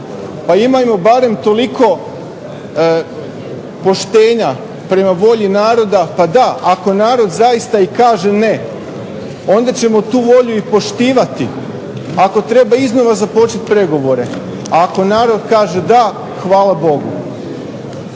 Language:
Croatian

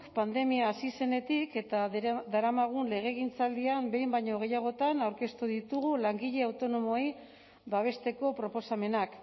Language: Basque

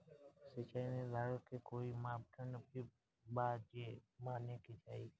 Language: Bhojpuri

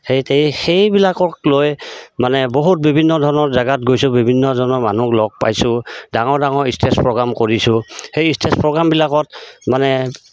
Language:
Assamese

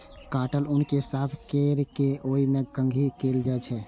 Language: Maithili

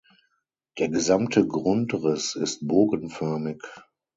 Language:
German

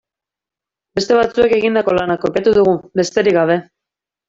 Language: Basque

